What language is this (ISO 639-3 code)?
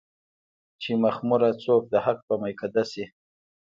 pus